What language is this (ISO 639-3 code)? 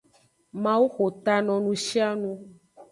ajg